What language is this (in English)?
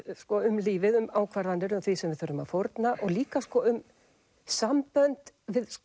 Icelandic